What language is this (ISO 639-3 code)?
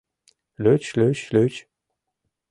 chm